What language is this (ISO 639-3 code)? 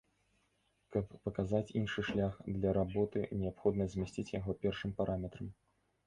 bel